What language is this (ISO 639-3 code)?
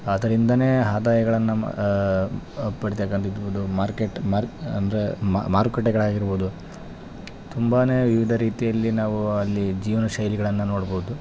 kan